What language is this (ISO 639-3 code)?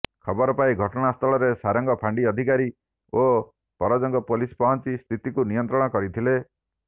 ori